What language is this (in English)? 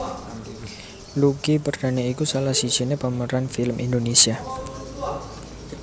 Javanese